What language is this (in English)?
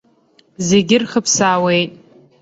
Abkhazian